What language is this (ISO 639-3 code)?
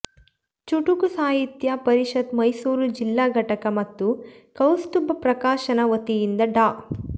kan